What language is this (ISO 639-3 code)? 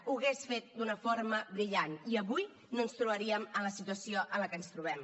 cat